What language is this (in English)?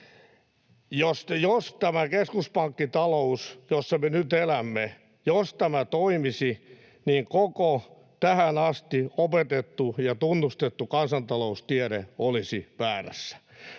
Finnish